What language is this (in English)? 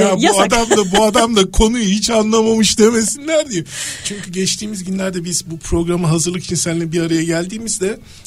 Turkish